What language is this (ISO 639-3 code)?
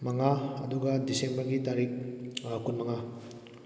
mni